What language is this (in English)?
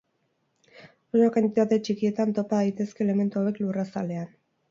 Basque